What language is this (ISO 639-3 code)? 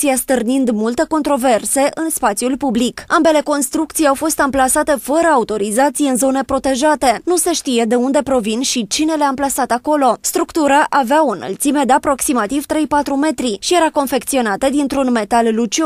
ron